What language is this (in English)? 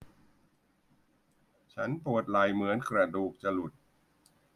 Thai